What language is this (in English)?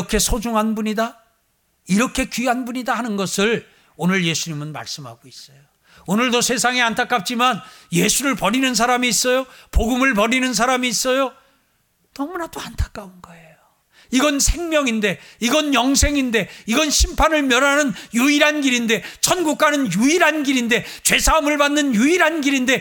Korean